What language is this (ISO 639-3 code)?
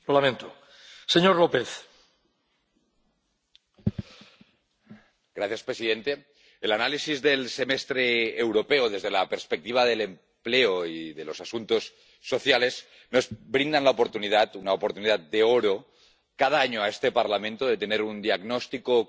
spa